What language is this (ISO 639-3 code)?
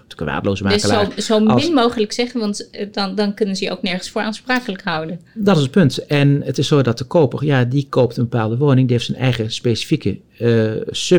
nld